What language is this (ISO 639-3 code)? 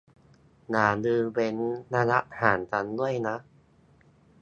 tha